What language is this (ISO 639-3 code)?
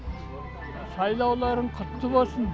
kaz